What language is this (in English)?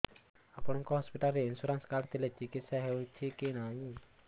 Odia